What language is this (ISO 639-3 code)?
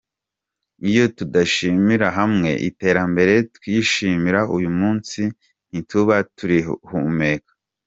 kin